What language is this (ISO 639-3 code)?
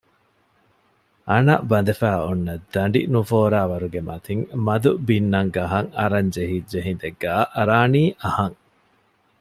div